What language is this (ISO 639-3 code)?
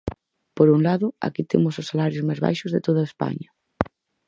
glg